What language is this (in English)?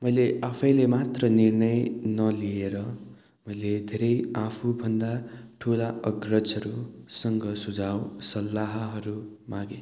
Nepali